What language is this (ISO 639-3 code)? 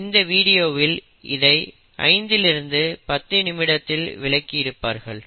tam